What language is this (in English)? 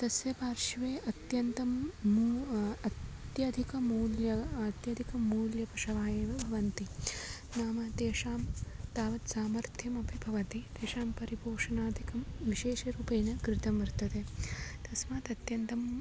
Sanskrit